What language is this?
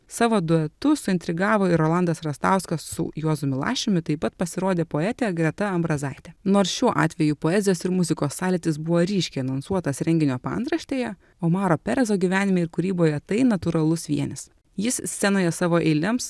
Lithuanian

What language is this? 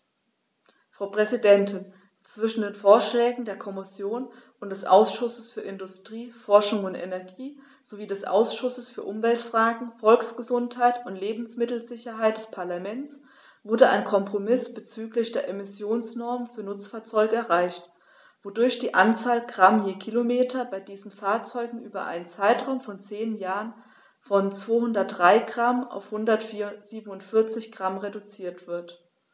German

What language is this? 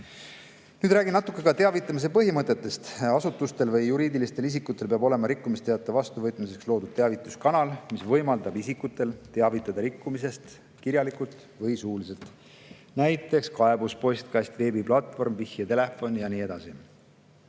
Estonian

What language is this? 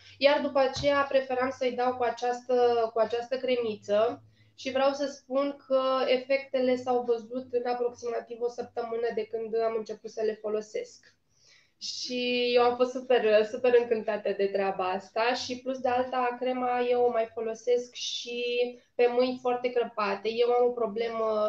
Romanian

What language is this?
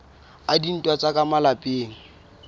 Southern Sotho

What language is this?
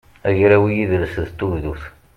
Kabyle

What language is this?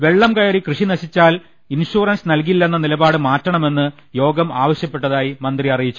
Malayalam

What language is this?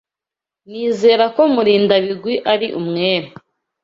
Kinyarwanda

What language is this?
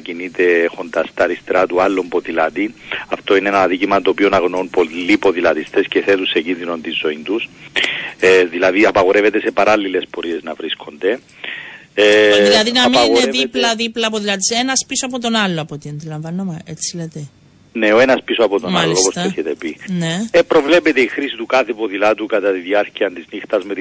Greek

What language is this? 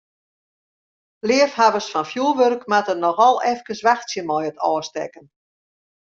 Western Frisian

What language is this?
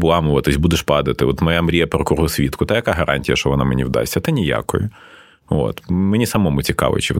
Ukrainian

